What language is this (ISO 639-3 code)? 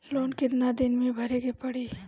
bho